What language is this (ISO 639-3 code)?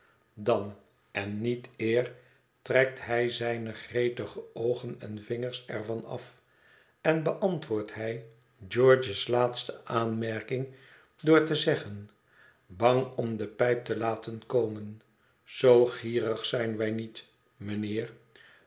nld